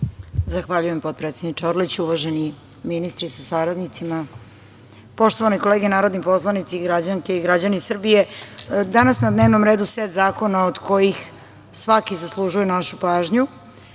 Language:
Serbian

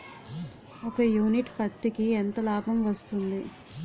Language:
Telugu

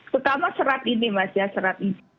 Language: Indonesian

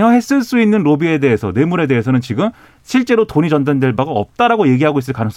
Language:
Korean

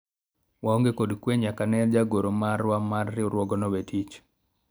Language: Luo (Kenya and Tanzania)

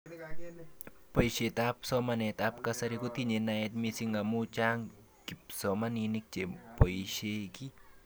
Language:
Kalenjin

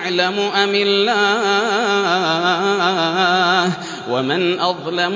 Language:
Arabic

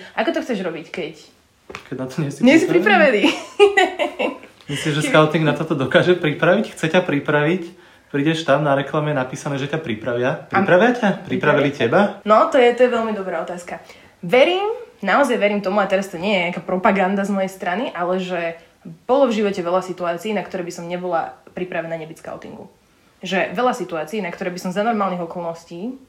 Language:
Slovak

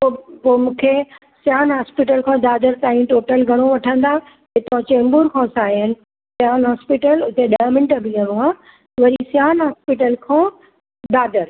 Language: Sindhi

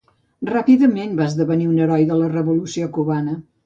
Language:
Catalan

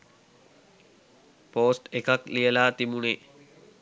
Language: Sinhala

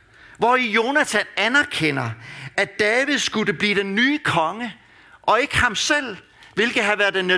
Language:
Danish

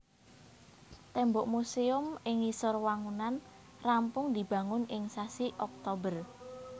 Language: Javanese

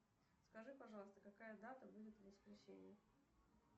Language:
Russian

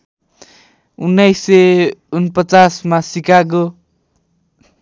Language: Nepali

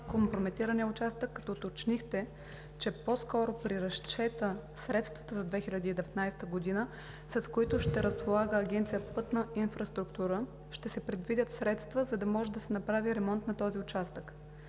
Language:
Bulgarian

